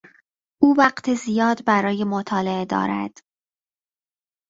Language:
Persian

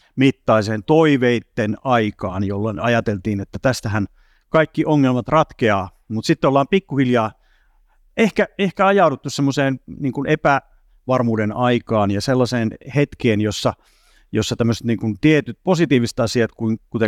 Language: Finnish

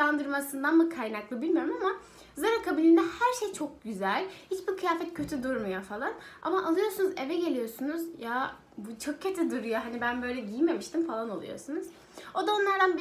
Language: Turkish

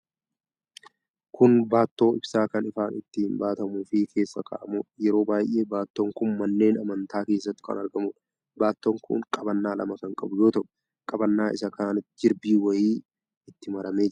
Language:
Oromo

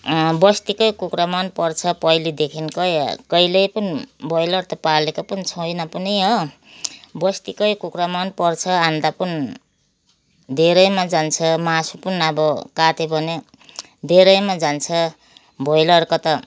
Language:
Nepali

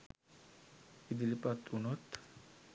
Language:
Sinhala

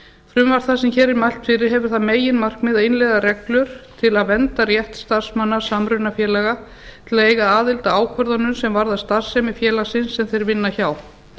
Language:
Icelandic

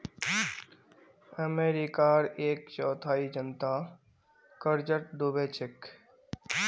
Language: Magahi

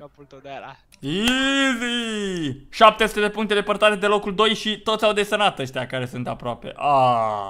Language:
Romanian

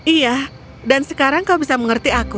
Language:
Indonesian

